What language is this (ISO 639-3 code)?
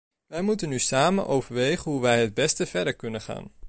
nld